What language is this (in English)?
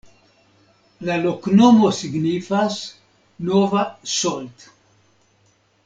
Esperanto